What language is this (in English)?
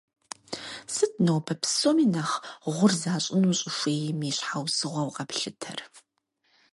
Kabardian